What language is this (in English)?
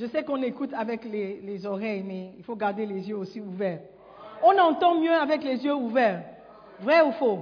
French